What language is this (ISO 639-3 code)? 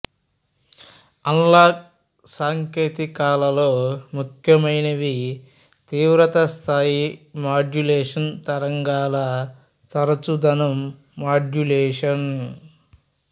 tel